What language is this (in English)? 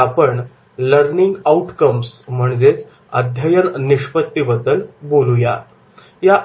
Marathi